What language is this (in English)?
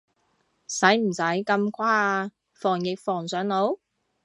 Cantonese